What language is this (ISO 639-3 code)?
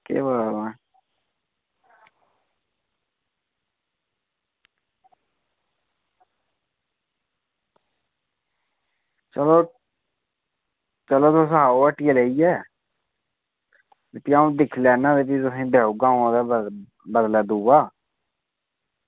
doi